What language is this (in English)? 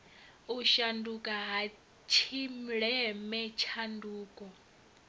Venda